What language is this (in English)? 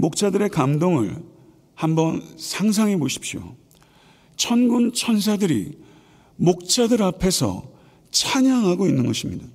Korean